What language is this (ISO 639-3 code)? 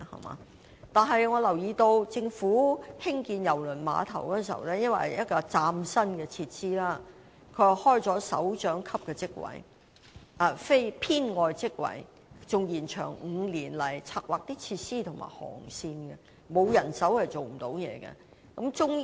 yue